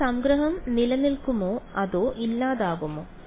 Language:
Malayalam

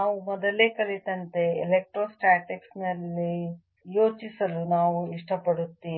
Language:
Kannada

